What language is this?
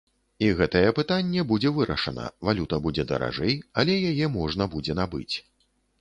Belarusian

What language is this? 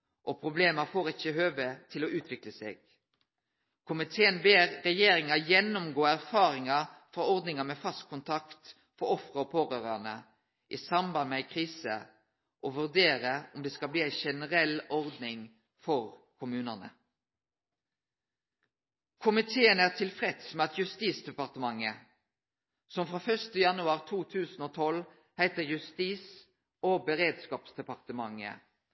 Norwegian Nynorsk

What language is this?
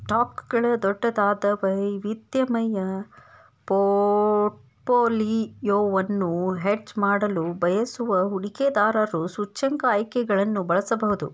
Kannada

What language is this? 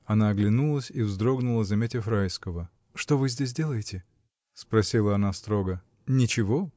Russian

